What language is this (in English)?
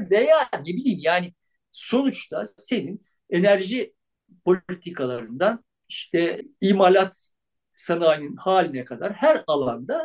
Turkish